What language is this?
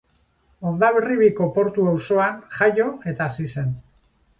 Basque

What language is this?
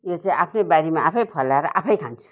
Nepali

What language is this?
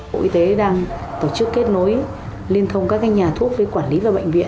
Vietnamese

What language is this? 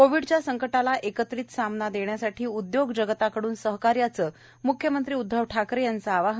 Marathi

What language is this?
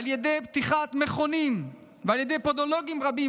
Hebrew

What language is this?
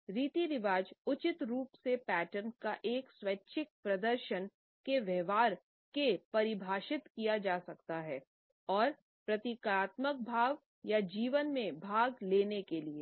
Hindi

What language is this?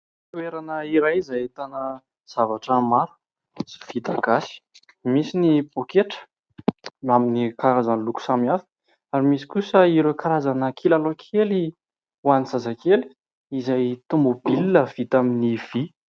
Malagasy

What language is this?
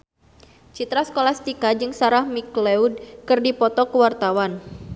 Sundanese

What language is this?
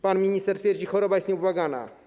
Polish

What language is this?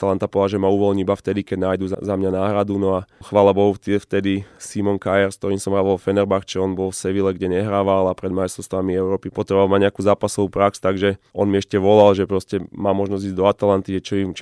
Slovak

